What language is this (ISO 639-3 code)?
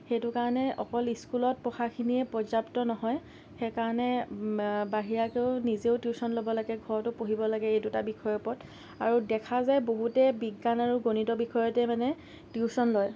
asm